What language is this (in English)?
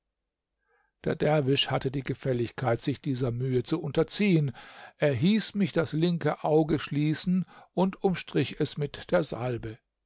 German